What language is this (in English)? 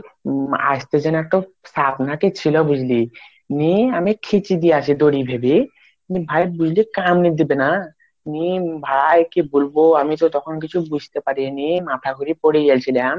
Bangla